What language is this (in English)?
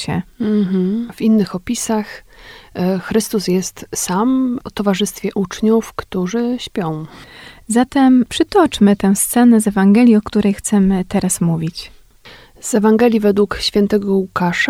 Polish